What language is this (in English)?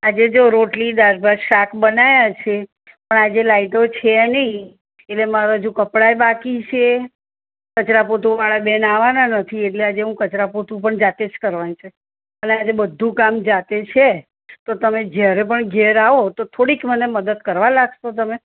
Gujarati